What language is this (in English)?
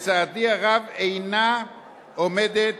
Hebrew